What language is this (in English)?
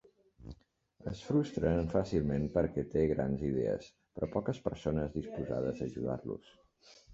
Catalan